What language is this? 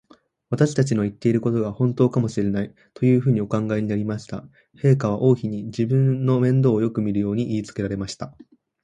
Japanese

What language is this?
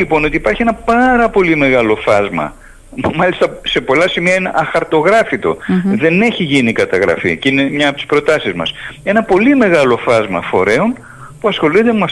Greek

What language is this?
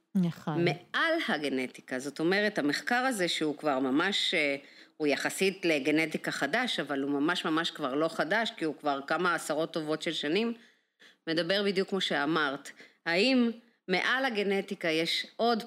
Hebrew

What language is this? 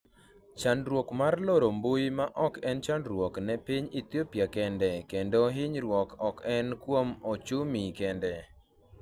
Luo (Kenya and Tanzania)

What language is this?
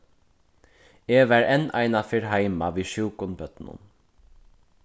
Faroese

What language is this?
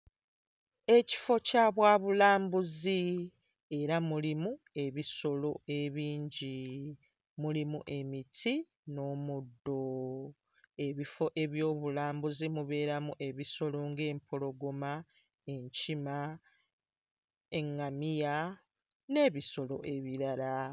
Ganda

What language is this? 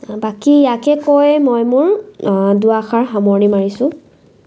Assamese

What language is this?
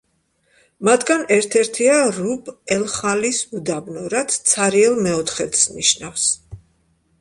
Georgian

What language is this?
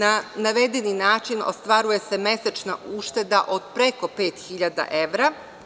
Serbian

